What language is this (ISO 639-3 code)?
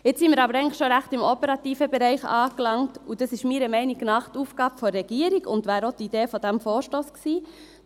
gsw